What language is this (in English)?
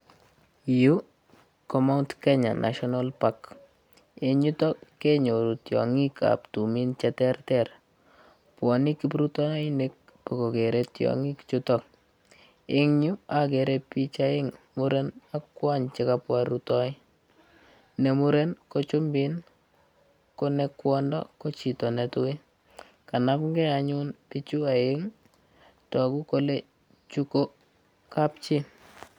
Kalenjin